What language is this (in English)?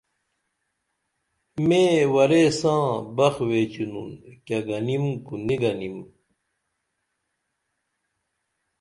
Dameli